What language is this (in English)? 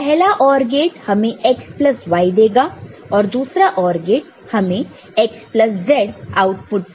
Hindi